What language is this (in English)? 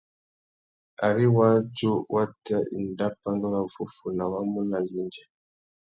Tuki